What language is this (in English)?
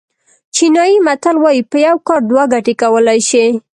Pashto